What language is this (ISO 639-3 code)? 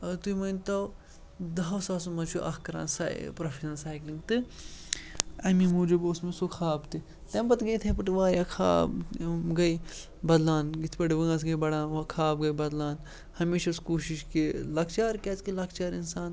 kas